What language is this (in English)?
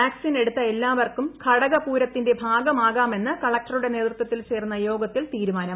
Malayalam